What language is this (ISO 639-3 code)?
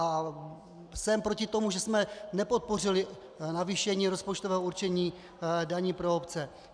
ces